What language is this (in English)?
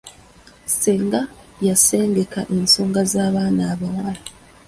Ganda